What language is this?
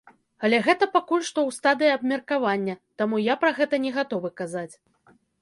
Belarusian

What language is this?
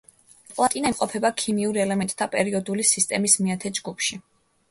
Georgian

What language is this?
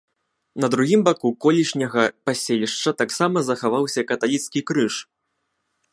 Belarusian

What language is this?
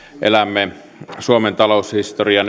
Finnish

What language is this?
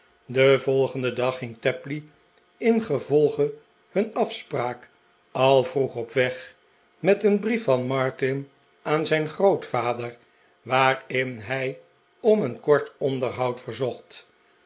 Dutch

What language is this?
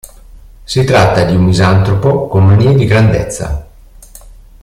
Italian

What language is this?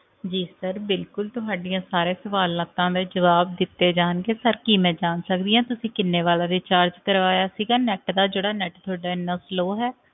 Punjabi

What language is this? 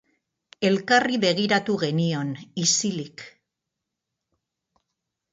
Basque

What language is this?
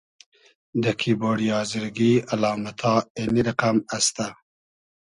Hazaragi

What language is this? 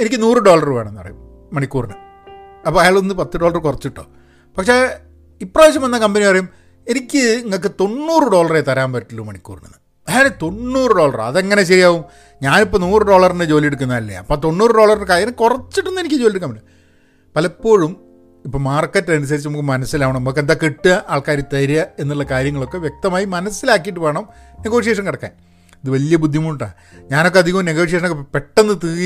Malayalam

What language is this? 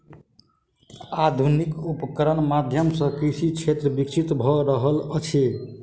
Maithili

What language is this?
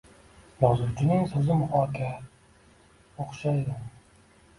Uzbek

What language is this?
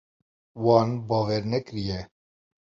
Kurdish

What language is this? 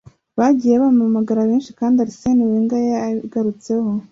Kinyarwanda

